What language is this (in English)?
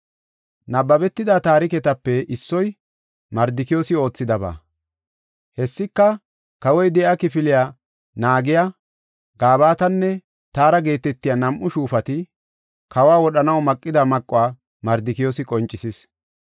Gofa